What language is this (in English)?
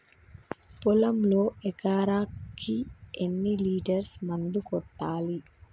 Telugu